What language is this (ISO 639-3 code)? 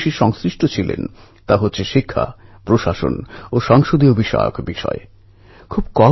ben